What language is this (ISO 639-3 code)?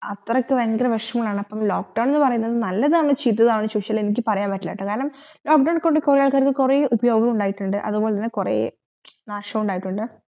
mal